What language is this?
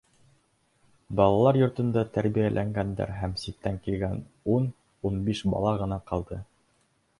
Bashkir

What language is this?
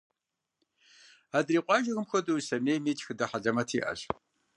Kabardian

